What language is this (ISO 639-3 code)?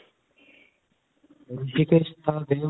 pan